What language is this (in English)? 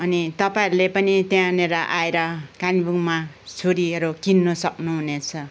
Nepali